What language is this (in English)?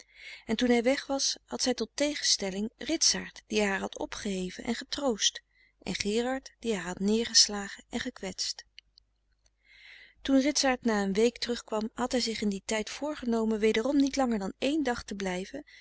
Dutch